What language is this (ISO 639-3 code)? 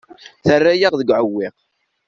kab